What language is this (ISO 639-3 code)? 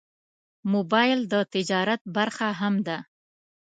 pus